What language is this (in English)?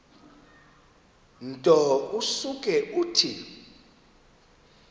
Xhosa